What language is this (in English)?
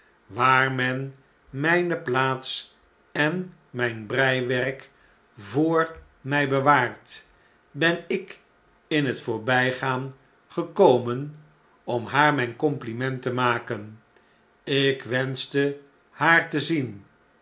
Dutch